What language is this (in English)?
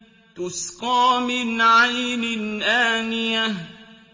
Arabic